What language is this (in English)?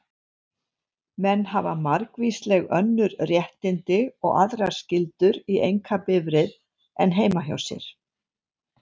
Icelandic